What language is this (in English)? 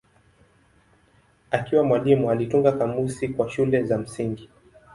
Swahili